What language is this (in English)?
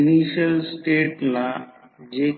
Marathi